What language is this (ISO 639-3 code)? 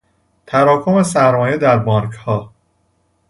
fas